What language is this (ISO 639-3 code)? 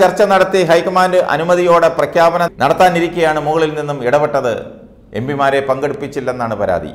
hin